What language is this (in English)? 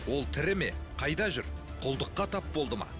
Kazakh